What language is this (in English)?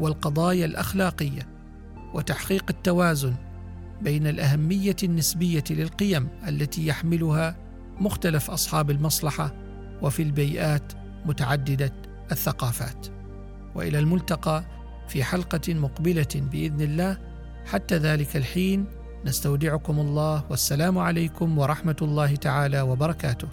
Arabic